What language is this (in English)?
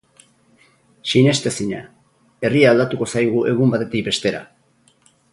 Basque